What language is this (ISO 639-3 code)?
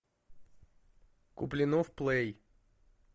rus